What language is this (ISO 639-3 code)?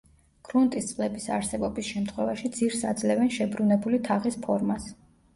kat